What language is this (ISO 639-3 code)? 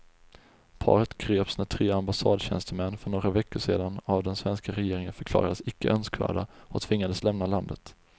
swe